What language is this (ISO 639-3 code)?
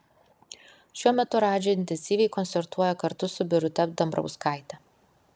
lit